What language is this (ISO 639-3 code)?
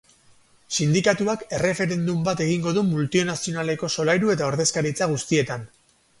eus